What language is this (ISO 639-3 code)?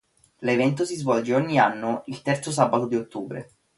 ita